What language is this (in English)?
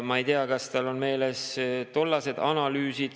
Estonian